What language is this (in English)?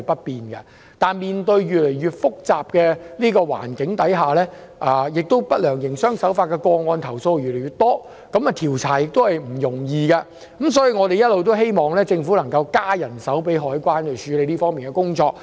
Cantonese